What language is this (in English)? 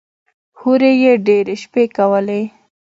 Pashto